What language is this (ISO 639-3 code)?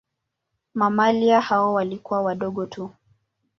swa